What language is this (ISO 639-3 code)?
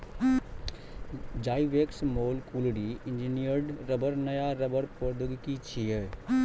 mai